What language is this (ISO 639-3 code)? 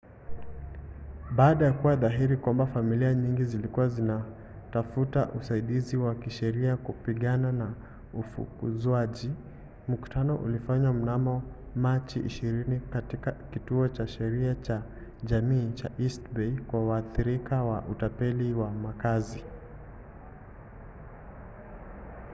swa